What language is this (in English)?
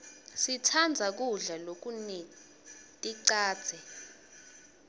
Swati